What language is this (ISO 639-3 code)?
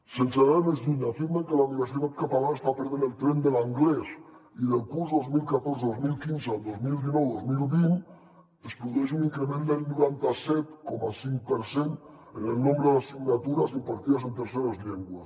cat